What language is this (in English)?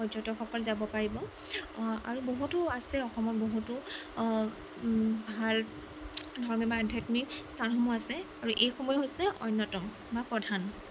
Assamese